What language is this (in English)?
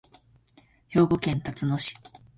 Japanese